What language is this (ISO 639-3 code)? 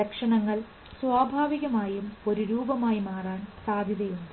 mal